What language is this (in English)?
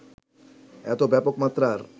Bangla